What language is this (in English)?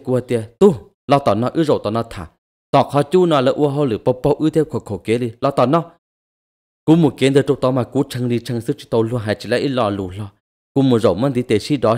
Thai